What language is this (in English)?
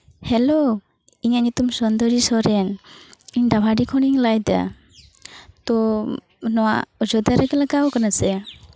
Santali